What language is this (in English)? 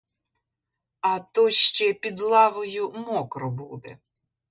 Ukrainian